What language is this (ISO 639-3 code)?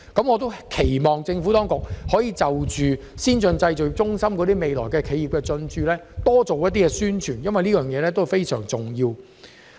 yue